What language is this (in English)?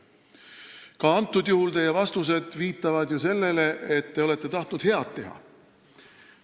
Estonian